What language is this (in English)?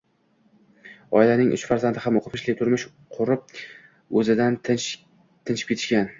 Uzbek